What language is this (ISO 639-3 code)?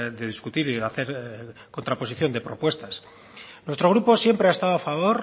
spa